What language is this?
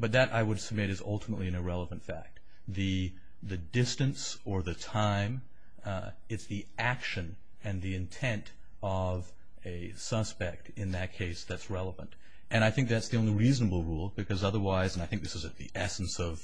English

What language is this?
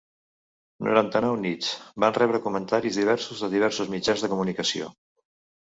Catalan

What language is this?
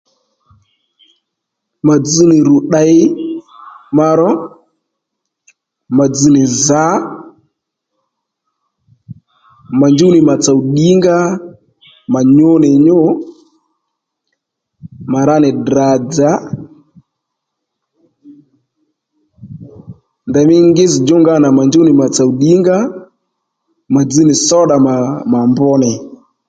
Lendu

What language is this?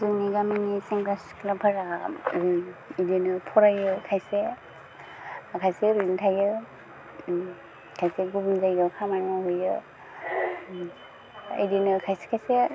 Bodo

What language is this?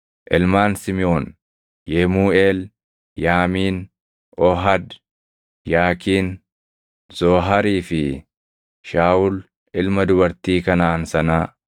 Oromo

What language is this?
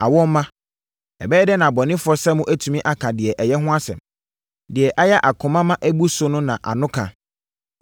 Akan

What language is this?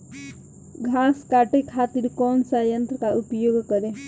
Bhojpuri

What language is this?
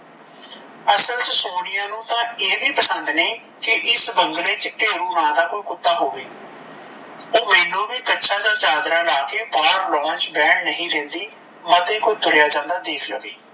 Punjabi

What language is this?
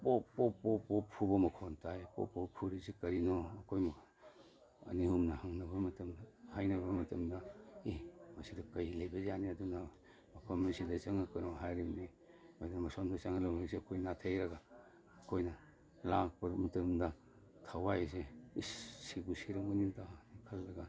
Manipuri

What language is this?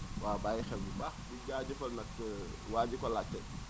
Wolof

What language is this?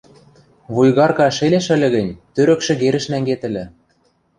Western Mari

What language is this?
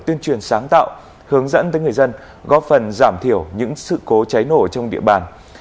Vietnamese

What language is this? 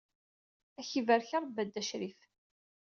Kabyle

